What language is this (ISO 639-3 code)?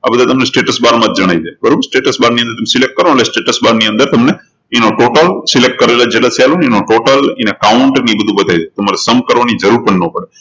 guj